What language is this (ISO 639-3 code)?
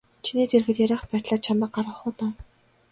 mon